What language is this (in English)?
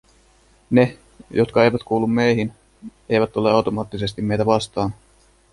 Finnish